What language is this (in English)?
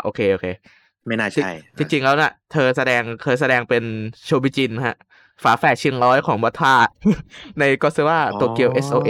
Thai